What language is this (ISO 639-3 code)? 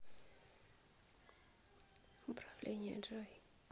rus